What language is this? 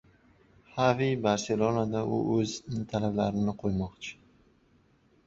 Uzbek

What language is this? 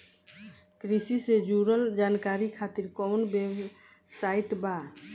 Bhojpuri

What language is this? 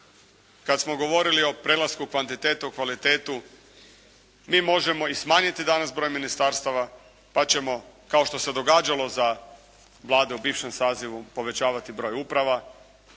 Croatian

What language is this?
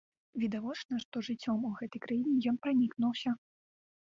Belarusian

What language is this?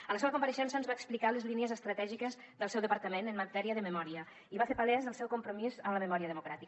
Catalan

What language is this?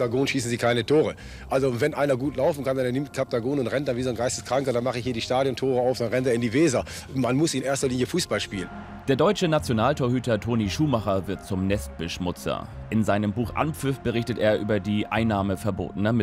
German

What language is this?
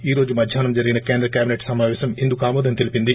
Telugu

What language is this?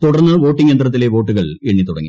Malayalam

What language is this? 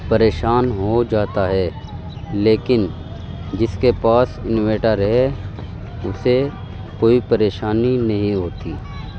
Urdu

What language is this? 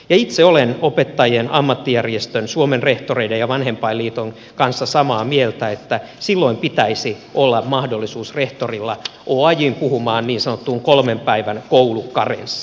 Finnish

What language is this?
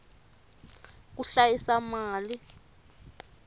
Tsonga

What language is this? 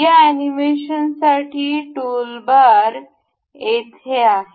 Marathi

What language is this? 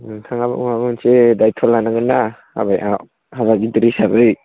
Bodo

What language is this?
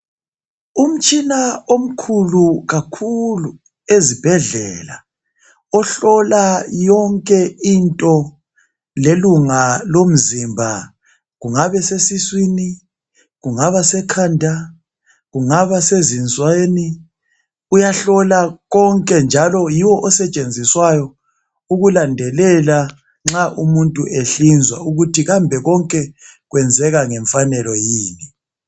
North Ndebele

